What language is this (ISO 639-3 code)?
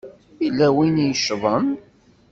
kab